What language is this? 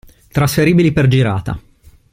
Italian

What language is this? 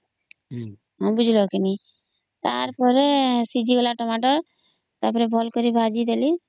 Odia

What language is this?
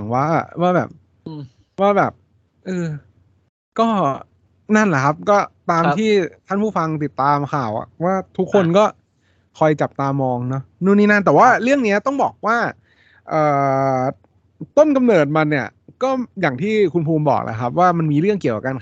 Thai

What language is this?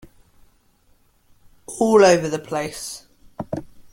English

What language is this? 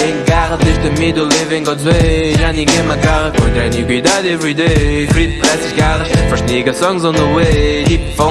Portuguese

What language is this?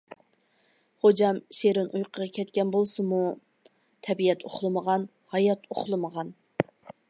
Uyghur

